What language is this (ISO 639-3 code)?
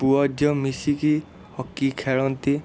ori